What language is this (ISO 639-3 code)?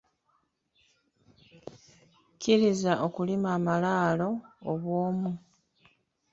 lug